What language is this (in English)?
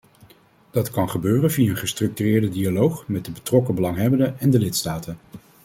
Dutch